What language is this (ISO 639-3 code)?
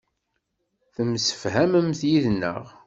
kab